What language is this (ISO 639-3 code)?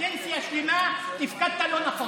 heb